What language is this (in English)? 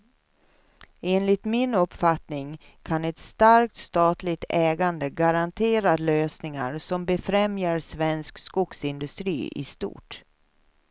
Swedish